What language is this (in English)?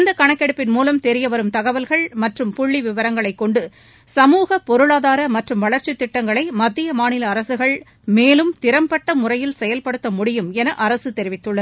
Tamil